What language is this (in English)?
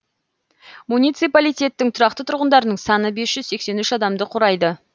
Kazakh